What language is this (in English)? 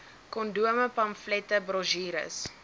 Afrikaans